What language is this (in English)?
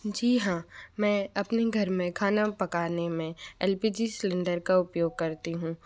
Hindi